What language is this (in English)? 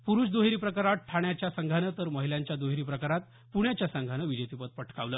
Marathi